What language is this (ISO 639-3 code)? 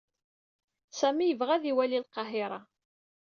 kab